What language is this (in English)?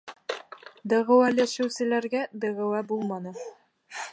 Bashkir